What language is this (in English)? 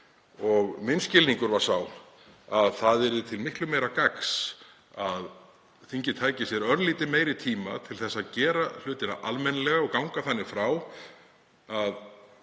Icelandic